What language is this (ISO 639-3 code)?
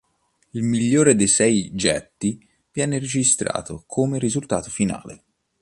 ita